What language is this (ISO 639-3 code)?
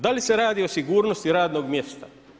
hrv